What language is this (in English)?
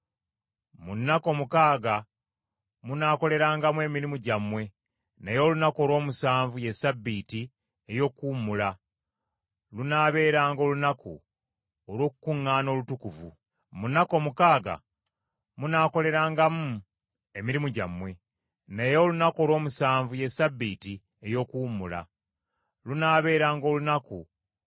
Ganda